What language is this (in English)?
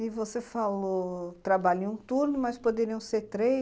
Portuguese